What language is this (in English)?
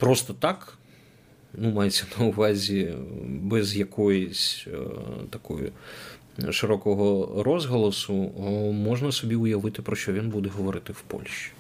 Ukrainian